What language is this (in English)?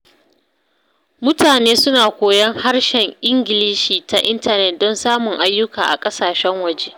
Hausa